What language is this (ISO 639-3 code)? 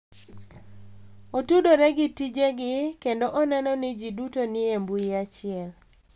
luo